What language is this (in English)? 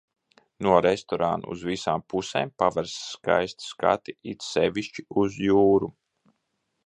Latvian